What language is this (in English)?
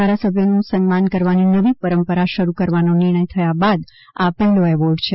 Gujarati